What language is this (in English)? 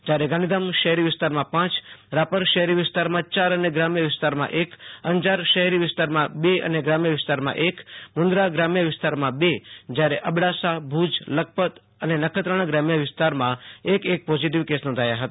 Gujarati